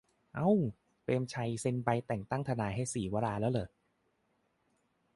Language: Thai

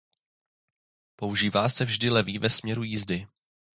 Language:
Czech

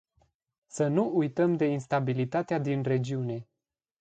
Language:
Romanian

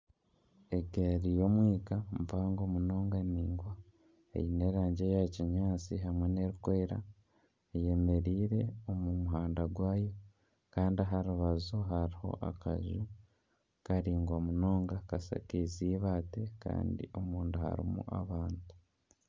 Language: Nyankole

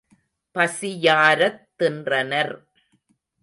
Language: Tamil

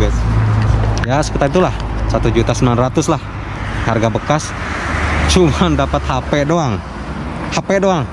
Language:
Indonesian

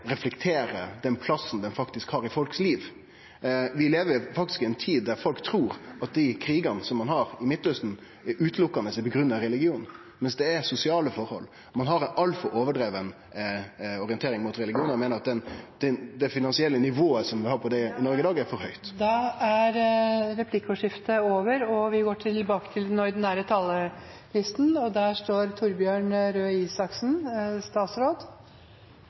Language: Norwegian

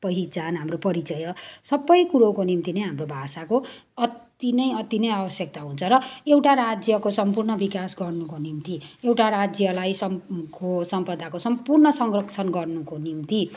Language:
Nepali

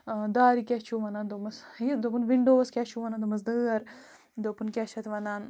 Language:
Kashmiri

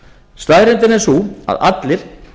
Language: Icelandic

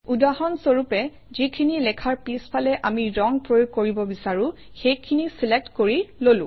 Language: Assamese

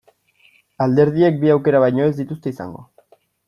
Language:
Basque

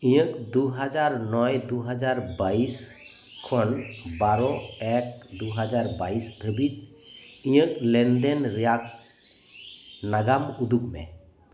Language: Santali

